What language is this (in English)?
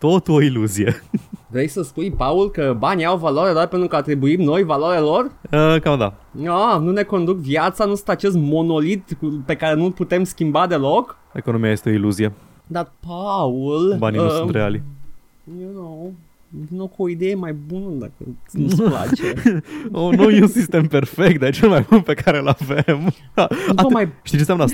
Romanian